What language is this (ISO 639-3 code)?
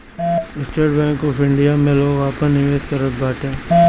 bho